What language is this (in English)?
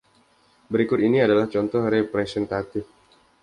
Indonesian